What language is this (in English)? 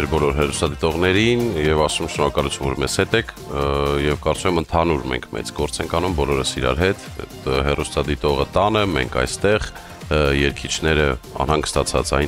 Romanian